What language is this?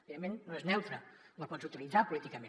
Catalan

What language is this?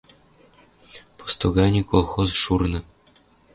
Western Mari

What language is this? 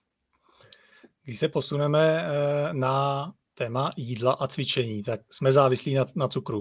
Czech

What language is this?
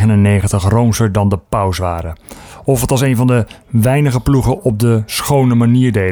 Dutch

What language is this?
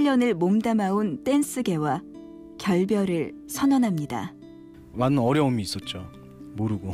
Korean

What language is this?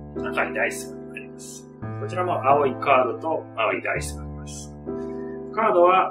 Japanese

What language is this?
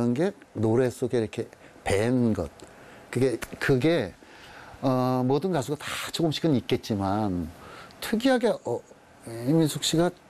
Korean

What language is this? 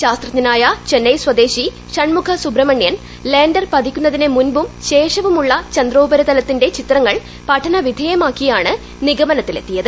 Malayalam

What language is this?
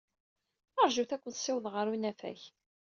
Kabyle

